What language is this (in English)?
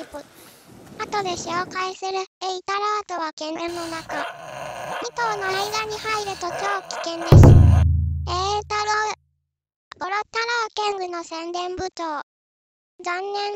Japanese